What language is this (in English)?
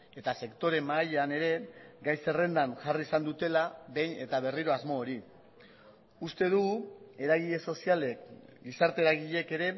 Basque